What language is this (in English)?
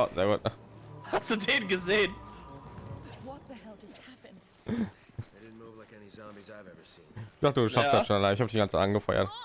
German